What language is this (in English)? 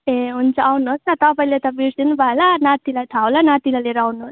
Nepali